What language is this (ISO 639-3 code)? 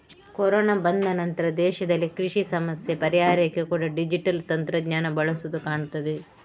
kan